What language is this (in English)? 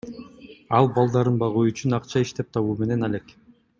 Kyrgyz